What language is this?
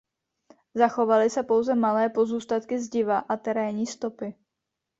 Czech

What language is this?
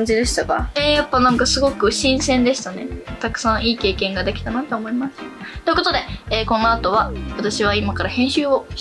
Japanese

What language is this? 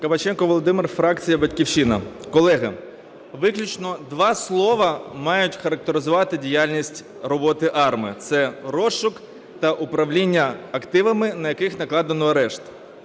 Ukrainian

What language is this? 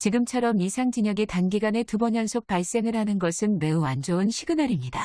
Korean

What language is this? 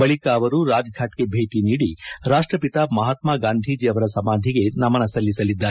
Kannada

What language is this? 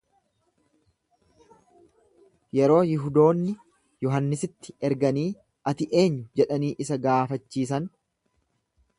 Oromo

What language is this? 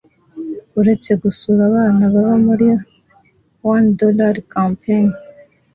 Kinyarwanda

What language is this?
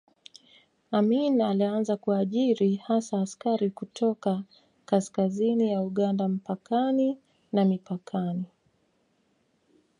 Swahili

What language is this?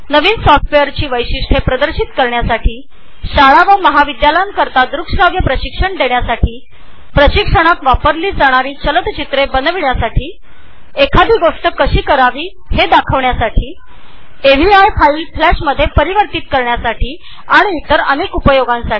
Marathi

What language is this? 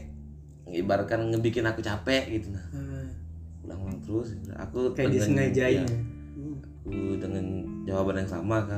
Indonesian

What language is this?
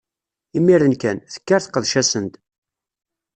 Kabyle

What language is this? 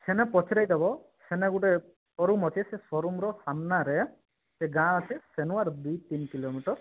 Odia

